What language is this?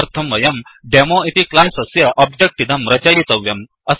Sanskrit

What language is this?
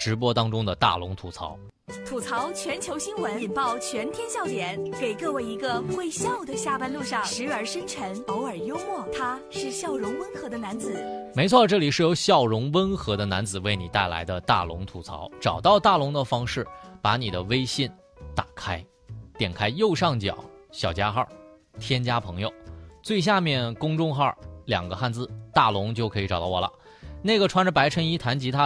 Chinese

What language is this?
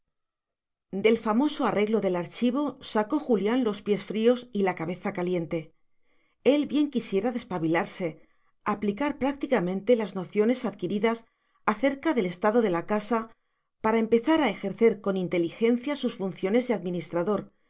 Spanish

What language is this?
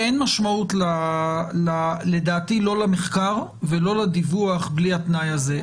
Hebrew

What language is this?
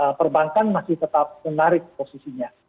Indonesian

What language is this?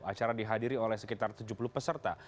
Indonesian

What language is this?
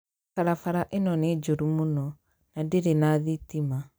Kikuyu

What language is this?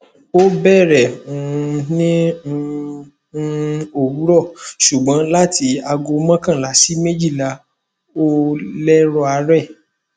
Yoruba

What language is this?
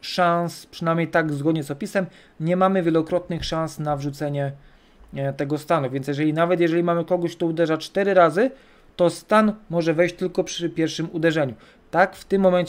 Polish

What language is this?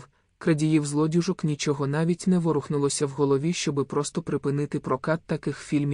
Ukrainian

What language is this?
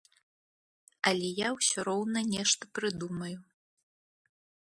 Belarusian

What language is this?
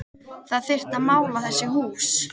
Icelandic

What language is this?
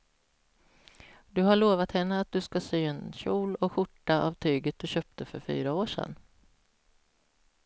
Swedish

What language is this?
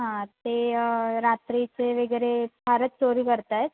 Marathi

